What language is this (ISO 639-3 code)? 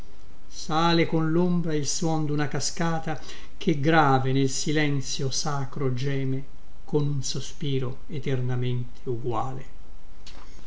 ita